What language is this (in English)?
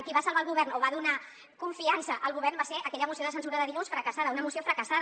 Catalan